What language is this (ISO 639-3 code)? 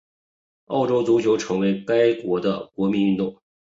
zho